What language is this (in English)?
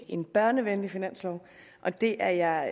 Danish